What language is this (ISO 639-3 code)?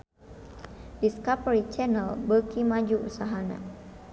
sun